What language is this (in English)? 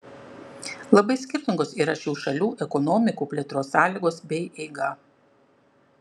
Lithuanian